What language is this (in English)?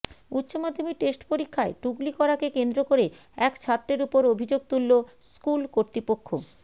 Bangla